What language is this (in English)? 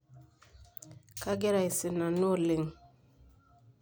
Masai